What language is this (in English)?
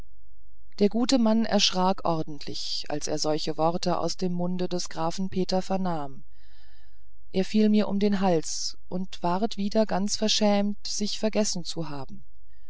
German